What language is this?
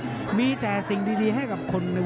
Thai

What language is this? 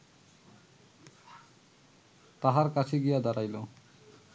Bangla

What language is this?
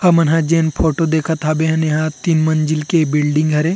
Chhattisgarhi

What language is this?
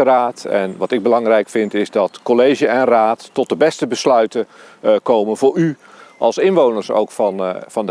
Dutch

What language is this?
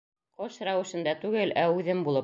Bashkir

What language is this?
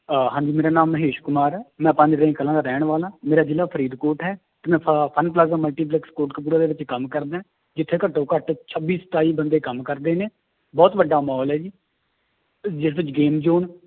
Punjabi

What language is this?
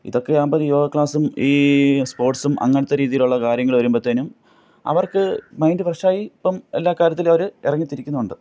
Malayalam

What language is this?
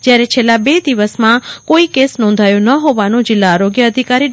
Gujarati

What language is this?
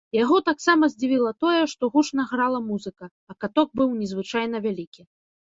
Belarusian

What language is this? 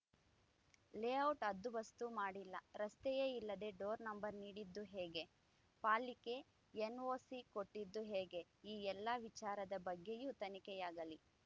Kannada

